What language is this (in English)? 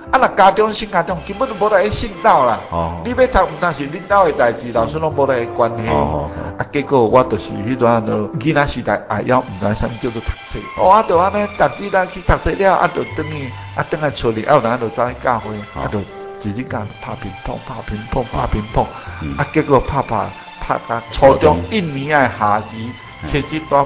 Chinese